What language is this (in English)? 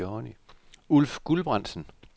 Danish